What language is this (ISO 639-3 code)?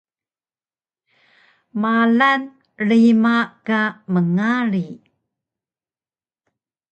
trv